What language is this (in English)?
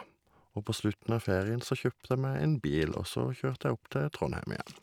Norwegian